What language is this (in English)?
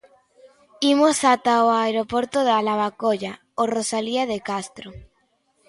Galician